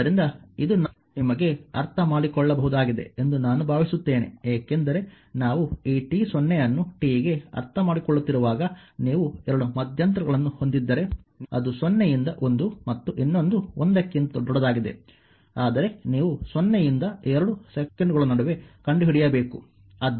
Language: Kannada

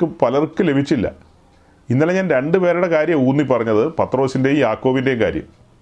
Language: Malayalam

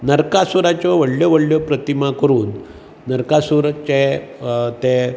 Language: Konkani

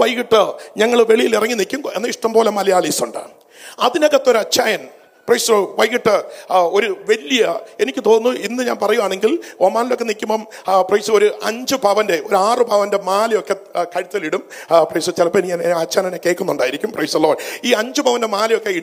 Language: Malayalam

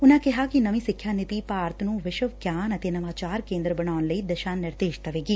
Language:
Punjabi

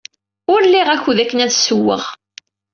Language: Kabyle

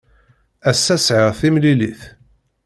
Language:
Kabyle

